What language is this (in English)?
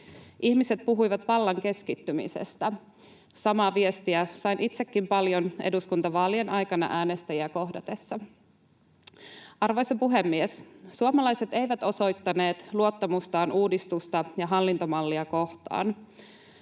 Finnish